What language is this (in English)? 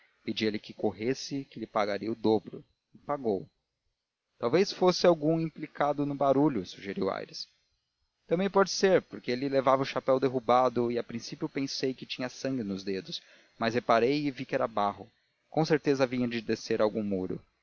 Portuguese